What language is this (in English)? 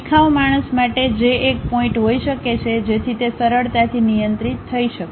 Gujarati